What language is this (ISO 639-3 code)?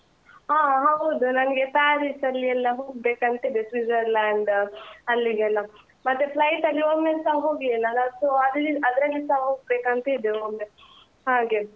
kan